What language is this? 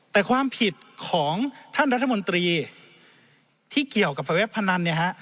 Thai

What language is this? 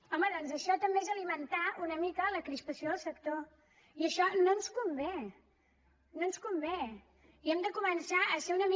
Catalan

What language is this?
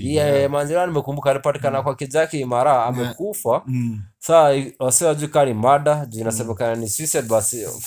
Swahili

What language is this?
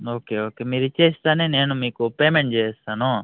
Telugu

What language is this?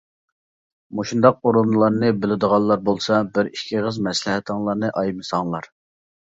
Uyghur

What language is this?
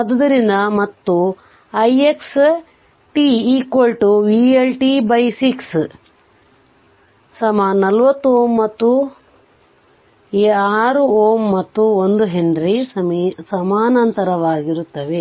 Kannada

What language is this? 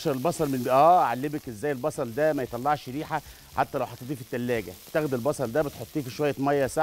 Arabic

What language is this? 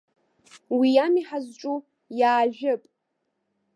Abkhazian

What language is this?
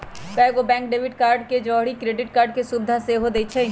Magahi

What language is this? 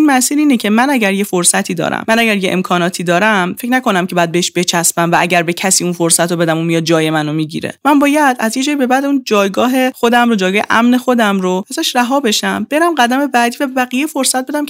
Persian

